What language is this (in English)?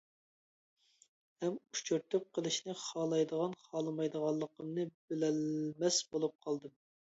Uyghur